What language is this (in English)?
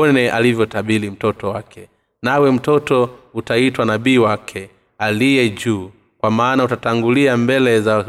Swahili